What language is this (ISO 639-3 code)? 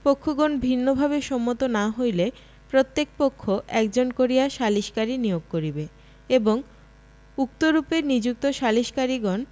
ben